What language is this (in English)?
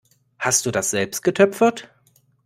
German